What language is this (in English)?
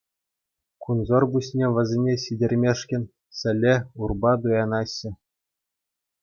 Chuvash